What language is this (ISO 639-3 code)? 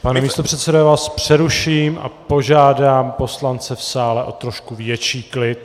ces